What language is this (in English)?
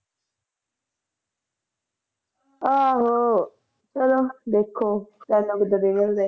Punjabi